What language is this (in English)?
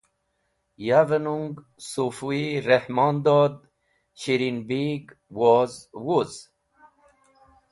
Wakhi